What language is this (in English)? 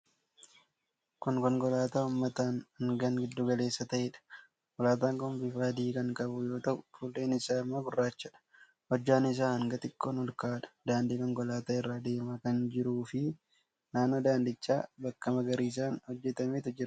Oromo